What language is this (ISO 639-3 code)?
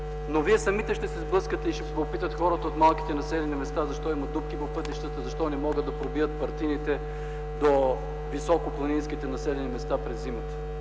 bul